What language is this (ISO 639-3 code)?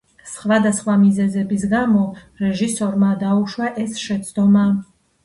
kat